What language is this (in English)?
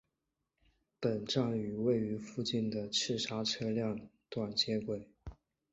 Chinese